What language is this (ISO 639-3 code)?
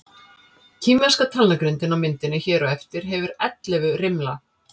isl